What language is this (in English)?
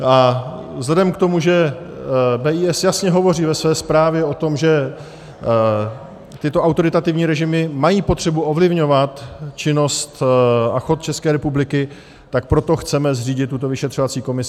Czech